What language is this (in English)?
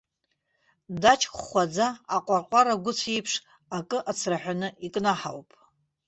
Abkhazian